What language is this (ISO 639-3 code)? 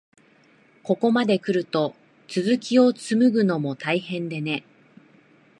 jpn